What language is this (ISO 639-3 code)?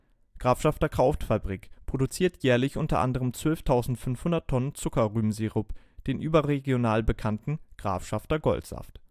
deu